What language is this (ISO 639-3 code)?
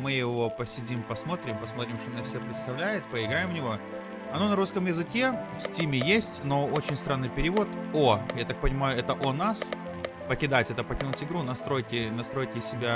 rus